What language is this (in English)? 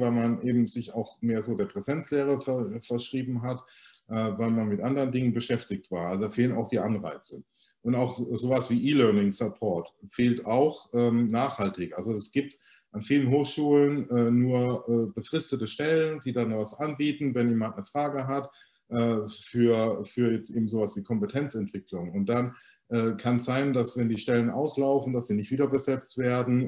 German